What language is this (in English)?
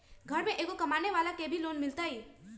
Magahi